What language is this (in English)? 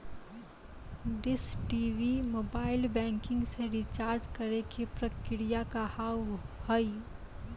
Maithili